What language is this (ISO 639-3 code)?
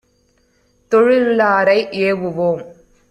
tam